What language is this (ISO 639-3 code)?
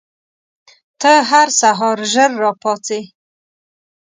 pus